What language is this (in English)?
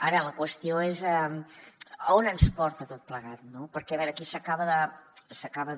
Catalan